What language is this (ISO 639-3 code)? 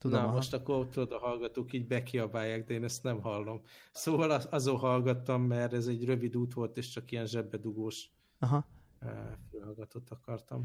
hun